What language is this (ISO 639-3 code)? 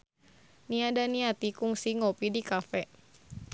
sun